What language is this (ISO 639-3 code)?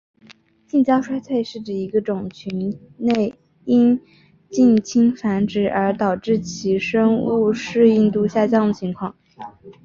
zho